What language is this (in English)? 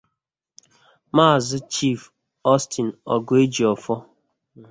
Igbo